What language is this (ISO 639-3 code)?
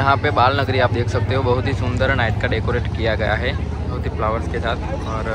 hin